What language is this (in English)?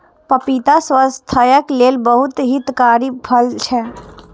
Maithili